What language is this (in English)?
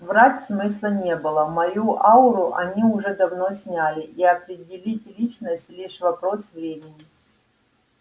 Russian